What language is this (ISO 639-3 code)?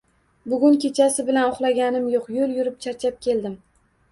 uzb